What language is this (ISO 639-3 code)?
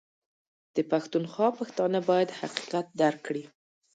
pus